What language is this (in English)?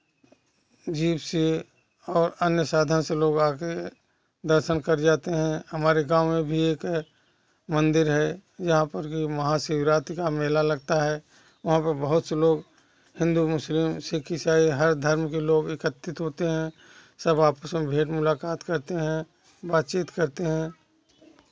Hindi